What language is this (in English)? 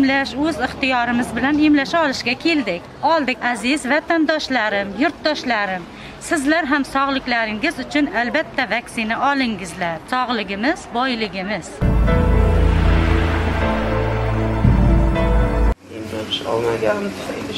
Dutch